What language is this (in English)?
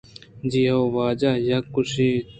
Eastern Balochi